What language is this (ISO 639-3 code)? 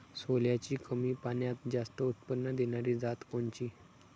mar